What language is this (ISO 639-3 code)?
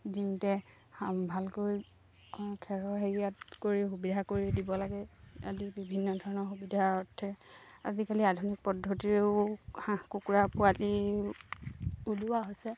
asm